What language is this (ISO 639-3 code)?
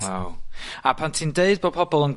cym